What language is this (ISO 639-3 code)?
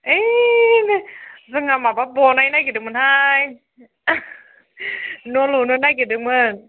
brx